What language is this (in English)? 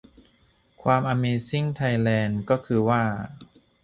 Thai